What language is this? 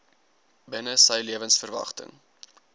Afrikaans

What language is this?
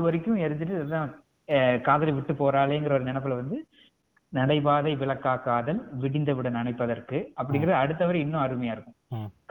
Tamil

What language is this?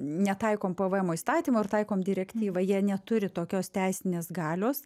Lithuanian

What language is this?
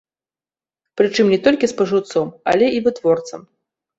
Belarusian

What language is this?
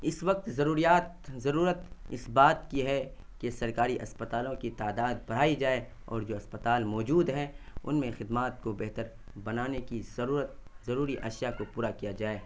Urdu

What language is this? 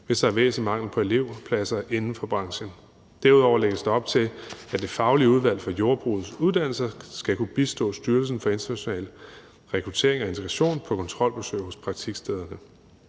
Danish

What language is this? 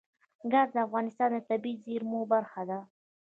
Pashto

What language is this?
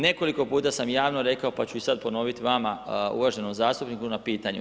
Croatian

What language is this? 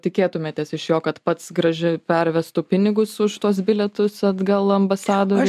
Lithuanian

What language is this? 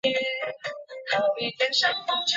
Chinese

